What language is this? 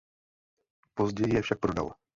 Czech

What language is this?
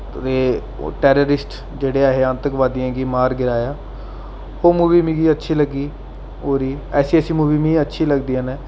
Dogri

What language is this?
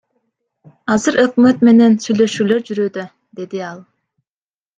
Kyrgyz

